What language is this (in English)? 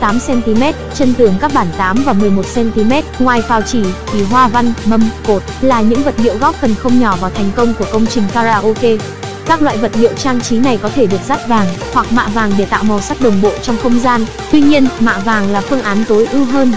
Vietnamese